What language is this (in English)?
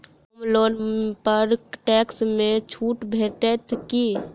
Maithili